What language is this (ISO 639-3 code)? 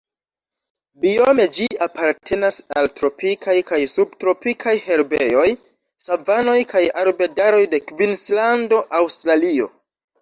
epo